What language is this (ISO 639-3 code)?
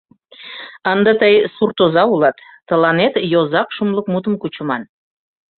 chm